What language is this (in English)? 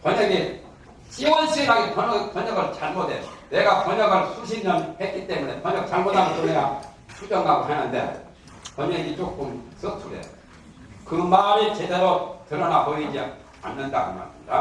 Korean